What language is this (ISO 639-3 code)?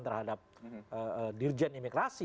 ind